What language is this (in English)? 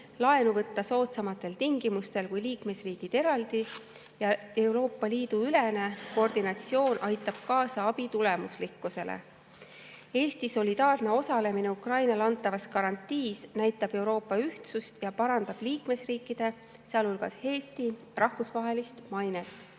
Estonian